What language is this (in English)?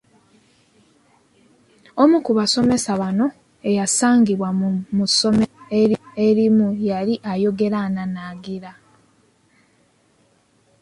Ganda